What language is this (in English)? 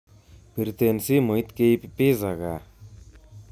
Kalenjin